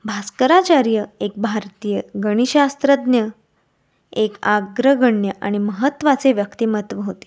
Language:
Marathi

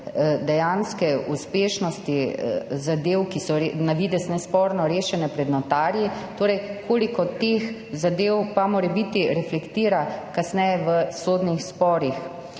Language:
Slovenian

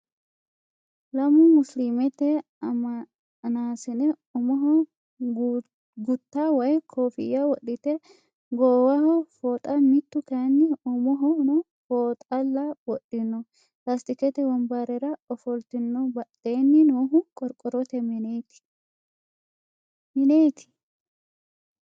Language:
Sidamo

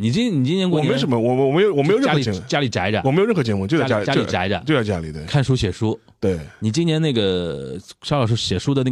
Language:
Chinese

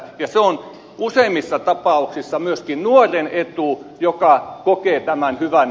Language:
Finnish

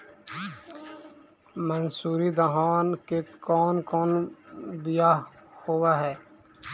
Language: Magahi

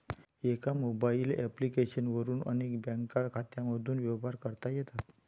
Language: Marathi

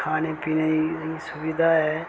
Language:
Dogri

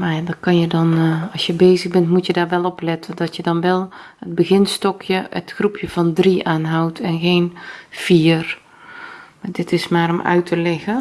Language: Dutch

